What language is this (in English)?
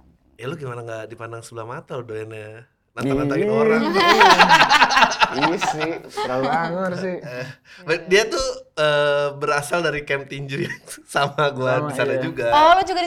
Indonesian